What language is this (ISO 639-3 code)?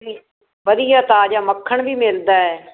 pan